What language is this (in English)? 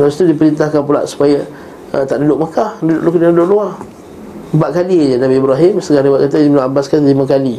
Malay